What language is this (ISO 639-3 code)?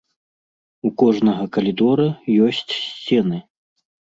bel